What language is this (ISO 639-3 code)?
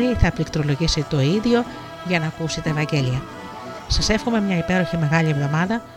ell